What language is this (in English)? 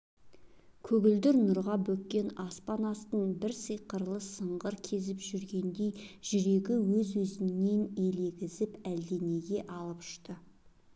Kazakh